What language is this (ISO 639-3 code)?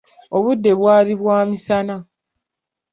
lug